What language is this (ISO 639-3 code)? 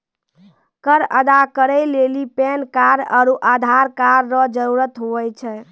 mai